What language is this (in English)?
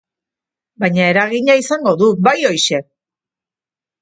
Basque